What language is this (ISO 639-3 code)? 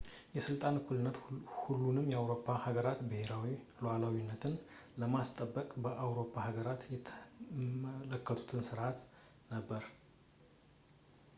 amh